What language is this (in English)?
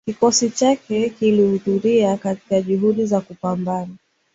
Swahili